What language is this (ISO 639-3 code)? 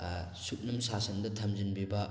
mni